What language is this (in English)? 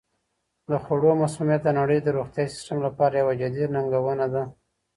Pashto